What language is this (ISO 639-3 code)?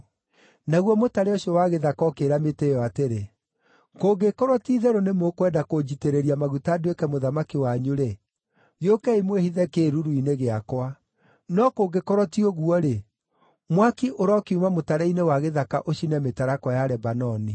kik